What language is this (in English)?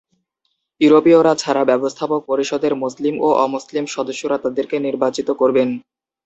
Bangla